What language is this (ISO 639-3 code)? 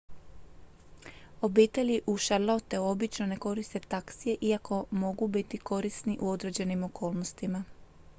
hrv